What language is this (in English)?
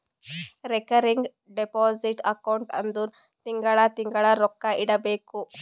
Kannada